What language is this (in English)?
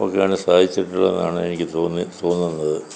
Malayalam